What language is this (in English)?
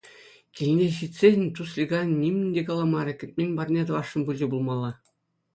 Chuvash